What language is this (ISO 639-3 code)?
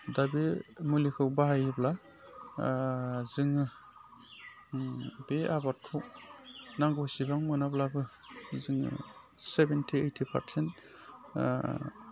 brx